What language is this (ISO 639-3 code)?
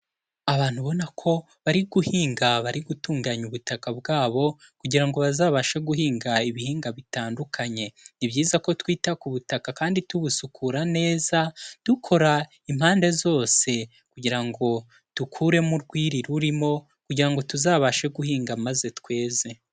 kin